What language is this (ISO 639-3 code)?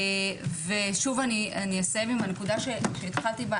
heb